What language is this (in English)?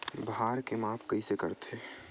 Chhattisgarhi